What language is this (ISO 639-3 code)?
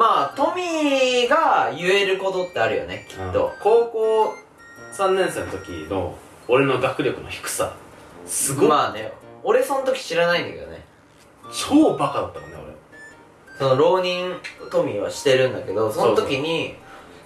jpn